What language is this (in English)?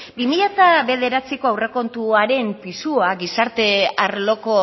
Basque